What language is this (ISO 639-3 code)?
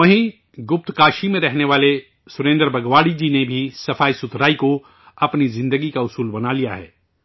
urd